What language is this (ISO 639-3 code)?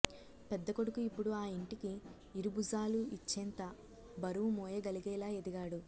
tel